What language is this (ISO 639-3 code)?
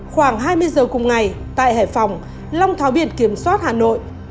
vie